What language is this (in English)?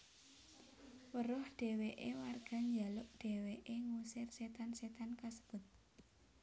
Javanese